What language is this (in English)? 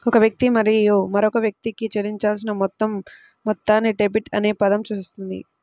Telugu